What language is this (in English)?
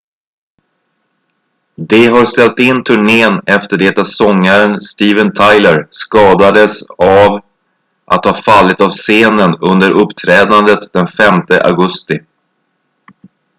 Swedish